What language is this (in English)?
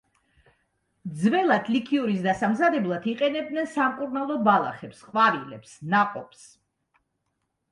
Georgian